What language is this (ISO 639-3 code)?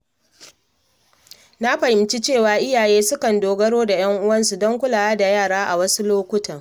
hau